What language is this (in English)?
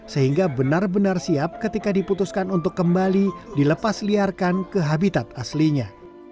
Indonesian